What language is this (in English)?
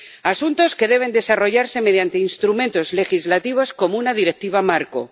Spanish